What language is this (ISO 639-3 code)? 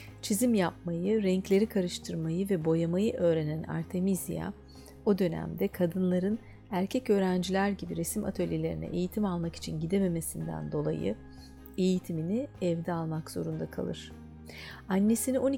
tur